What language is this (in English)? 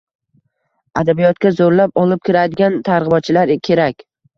Uzbek